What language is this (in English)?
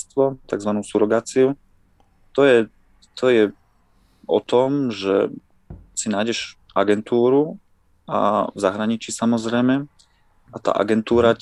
Slovak